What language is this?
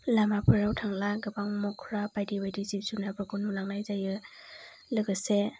Bodo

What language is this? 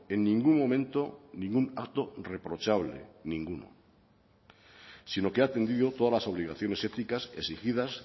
Spanish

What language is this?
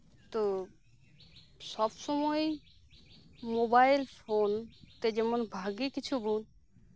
Santali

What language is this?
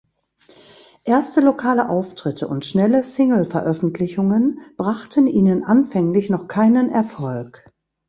German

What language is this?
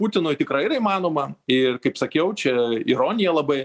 Lithuanian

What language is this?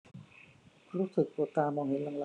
Thai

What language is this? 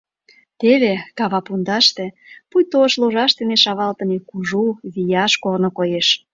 Mari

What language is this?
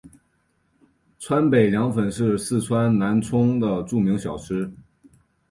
Chinese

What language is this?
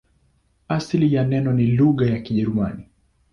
Swahili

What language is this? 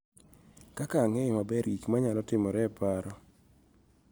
Luo (Kenya and Tanzania)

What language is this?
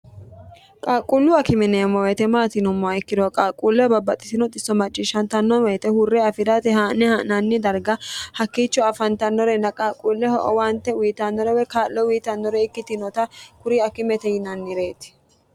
Sidamo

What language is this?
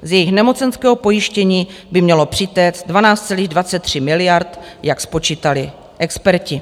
Czech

